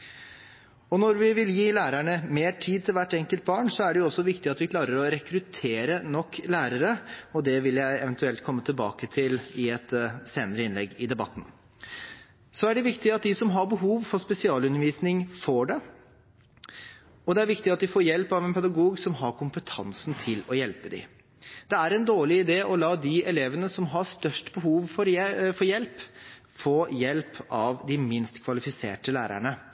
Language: Norwegian Bokmål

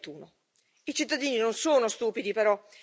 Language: Italian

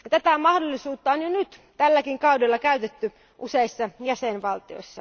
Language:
Finnish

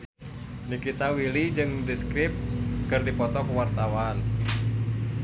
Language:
Sundanese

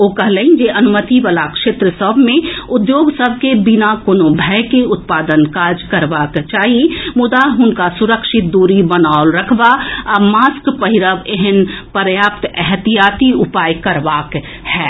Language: Maithili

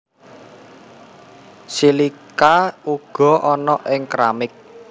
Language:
Javanese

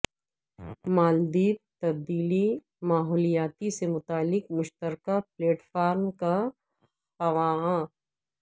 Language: Urdu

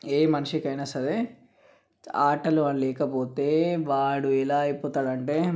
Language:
Telugu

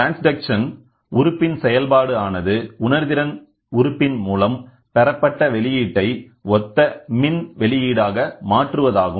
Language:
Tamil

